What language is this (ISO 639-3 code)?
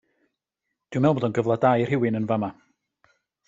cym